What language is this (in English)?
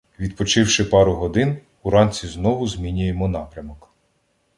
Ukrainian